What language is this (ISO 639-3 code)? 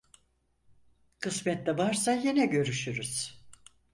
tur